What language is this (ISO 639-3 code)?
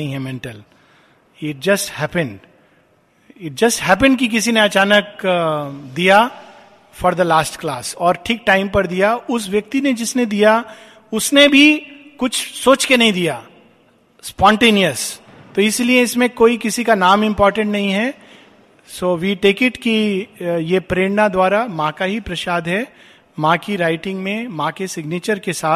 hin